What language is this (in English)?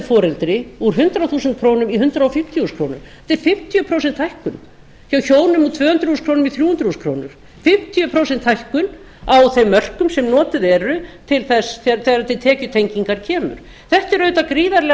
Icelandic